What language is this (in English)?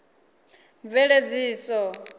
Venda